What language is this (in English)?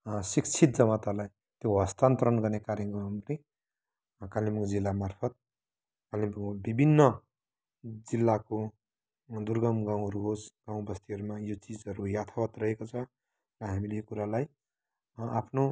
Nepali